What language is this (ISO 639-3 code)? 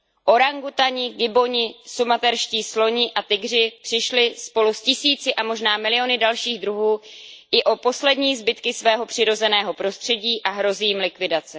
ces